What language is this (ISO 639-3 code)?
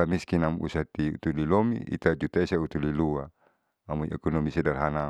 sau